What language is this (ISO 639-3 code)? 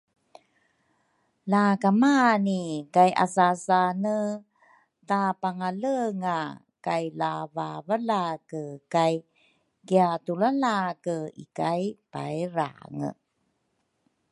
dru